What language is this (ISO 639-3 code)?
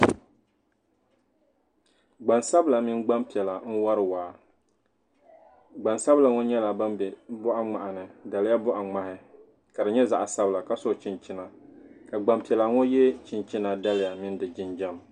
dag